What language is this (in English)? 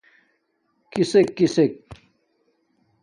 Domaaki